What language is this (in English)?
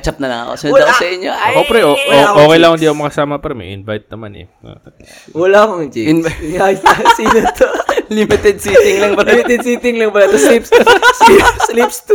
Filipino